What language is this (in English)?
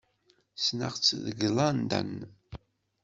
Kabyle